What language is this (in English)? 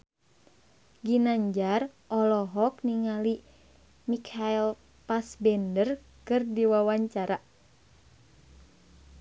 Sundanese